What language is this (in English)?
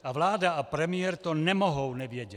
Czech